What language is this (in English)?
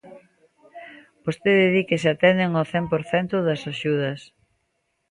Galician